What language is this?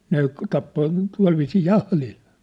Finnish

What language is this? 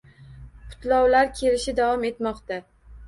Uzbek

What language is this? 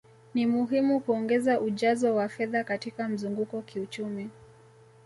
Swahili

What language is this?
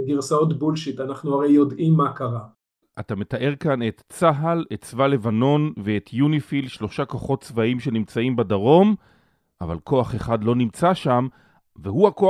Hebrew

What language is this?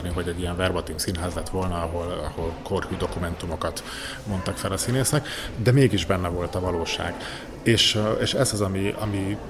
Hungarian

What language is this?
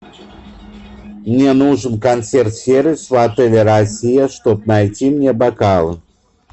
Russian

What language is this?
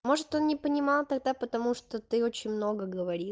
Russian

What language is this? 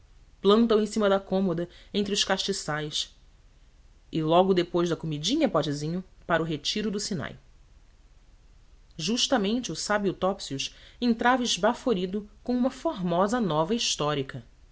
Portuguese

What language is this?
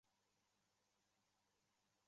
Chinese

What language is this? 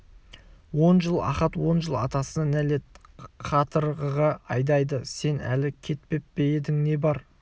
Kazakh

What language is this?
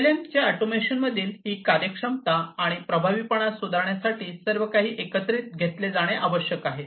Marathi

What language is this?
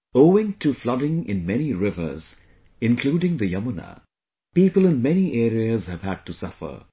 English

